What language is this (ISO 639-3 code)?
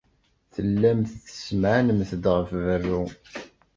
kab